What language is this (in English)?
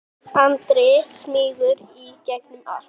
Icelandic